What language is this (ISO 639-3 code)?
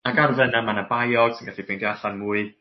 cym